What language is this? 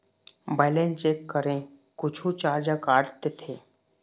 Chhattisgarhi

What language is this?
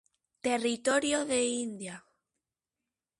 Galician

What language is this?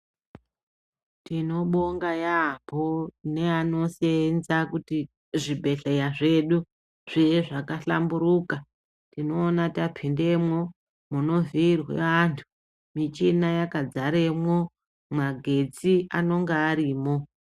Ndau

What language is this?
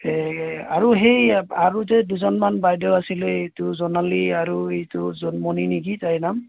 Assamese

